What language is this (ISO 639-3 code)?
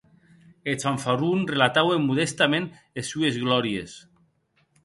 oci